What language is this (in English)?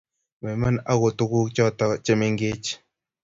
Kalenjin